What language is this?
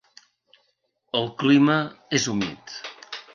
Catalan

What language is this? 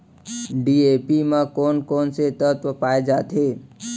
Chhattisgarhi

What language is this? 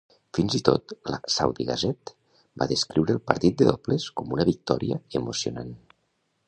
Catalan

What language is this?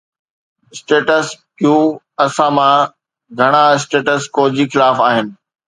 Sindhi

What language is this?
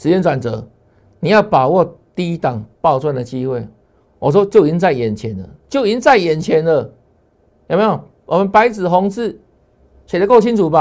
Chinese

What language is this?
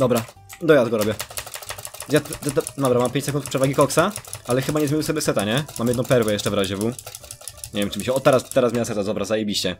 Polish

